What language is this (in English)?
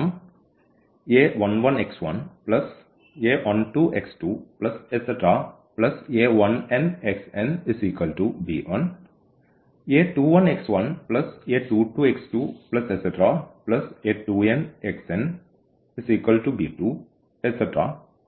Malayalam